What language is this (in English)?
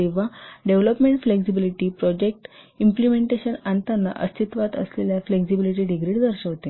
Marathi